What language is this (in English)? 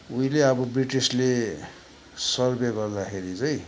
Nepali